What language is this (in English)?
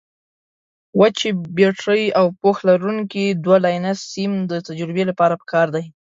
Pashto